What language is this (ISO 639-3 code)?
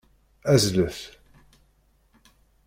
kab